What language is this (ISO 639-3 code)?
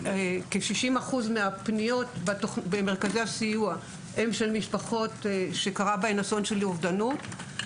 heb